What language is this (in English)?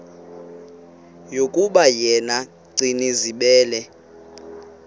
Xhosa